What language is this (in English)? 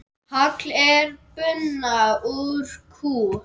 Icelandic